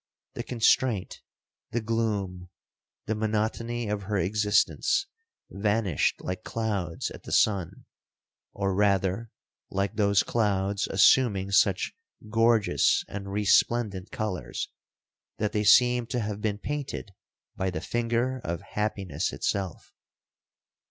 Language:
English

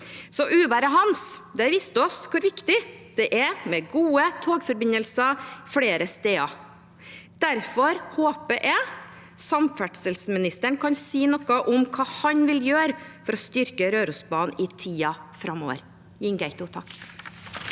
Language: Norwegian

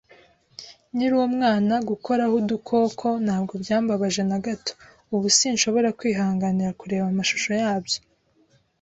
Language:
Kinyarwanda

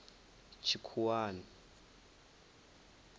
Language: Venda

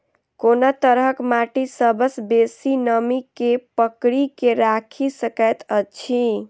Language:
Maithili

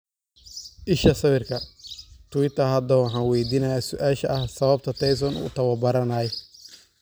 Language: Somali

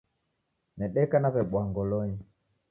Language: Taita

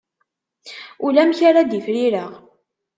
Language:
Kabyle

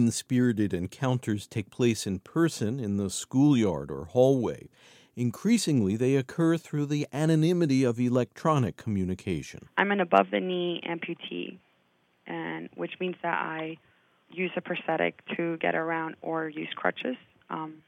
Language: English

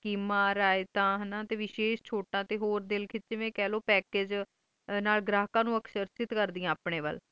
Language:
Punjabi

